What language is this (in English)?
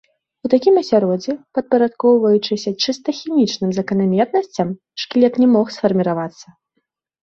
Belarusian